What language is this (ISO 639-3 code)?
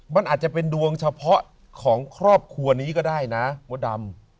tha